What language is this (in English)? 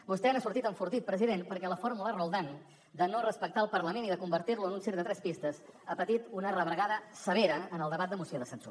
Catalan